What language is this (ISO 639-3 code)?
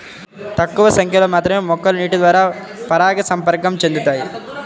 tel